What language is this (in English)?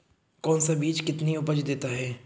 Hindi